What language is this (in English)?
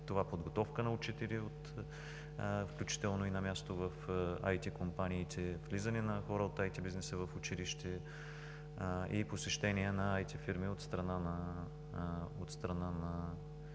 Bulgarian